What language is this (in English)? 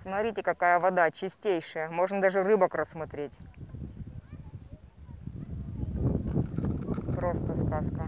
Russian